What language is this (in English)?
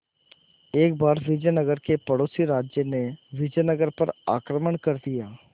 Hindi